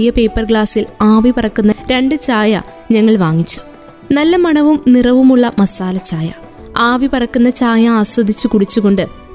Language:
Malayalam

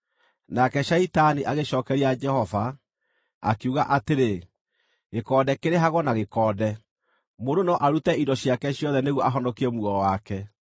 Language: Kikuyu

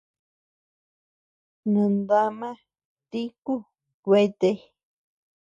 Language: Tepeuxila Cuicatec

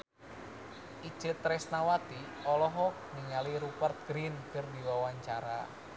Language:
Sundanese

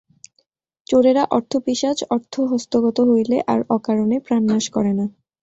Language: Bangla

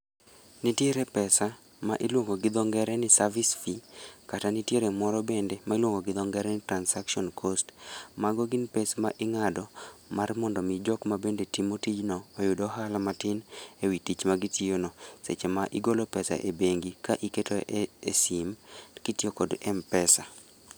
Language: Luo (Kenya and Tanzania)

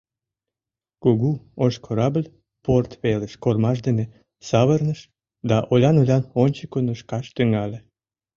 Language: Mari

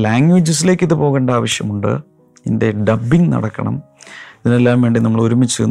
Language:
Malayalam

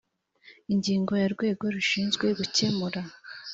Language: Kinyarwanda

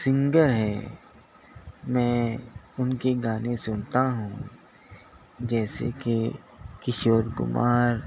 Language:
Urdu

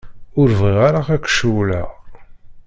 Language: Kabyle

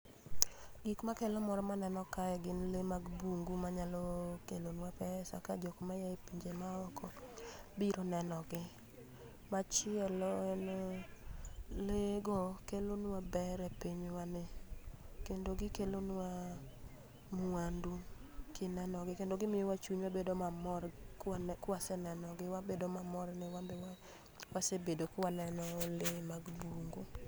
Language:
Luo (Kenya and Tanzania)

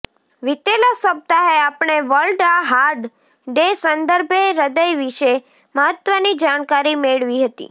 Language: Gujarati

